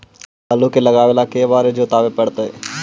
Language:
Magahi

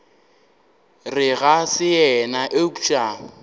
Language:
Northern Sotho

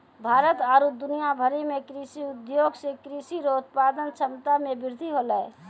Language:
Maithili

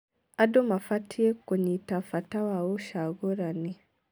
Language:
Kikuyu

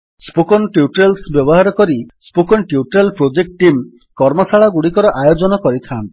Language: Odia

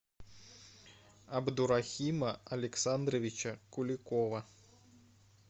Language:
Russian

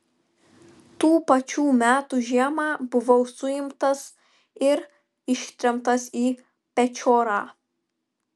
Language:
Lithuanian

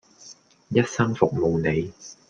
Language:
Cantonese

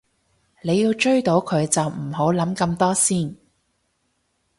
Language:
Cantonese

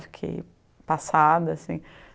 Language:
Portuguese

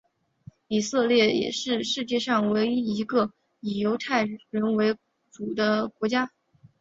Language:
Chinese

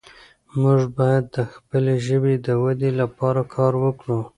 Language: Pashto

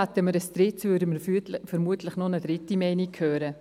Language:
Swiss German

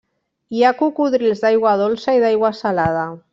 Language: Catalan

